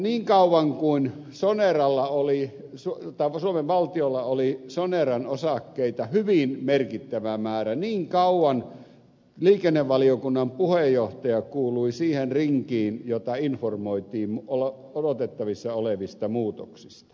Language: Finnish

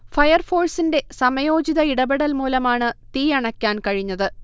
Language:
Malayalam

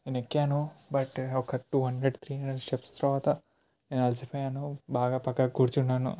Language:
Telugu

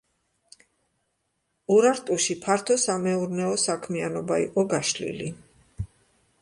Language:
Georgian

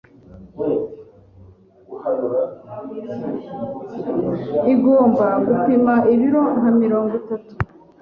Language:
Kinyarwanda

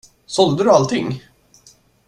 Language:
Swedish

